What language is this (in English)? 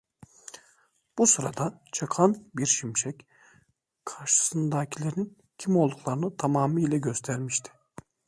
Turkish